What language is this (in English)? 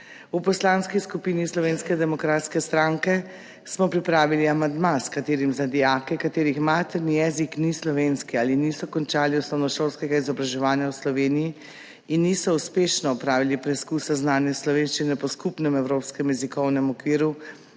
Slovenian